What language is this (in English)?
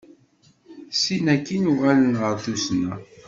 Kabyle